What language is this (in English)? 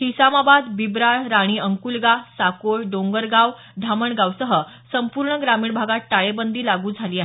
Marathi